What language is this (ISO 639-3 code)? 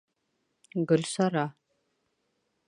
bak